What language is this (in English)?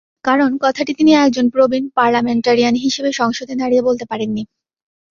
Bangla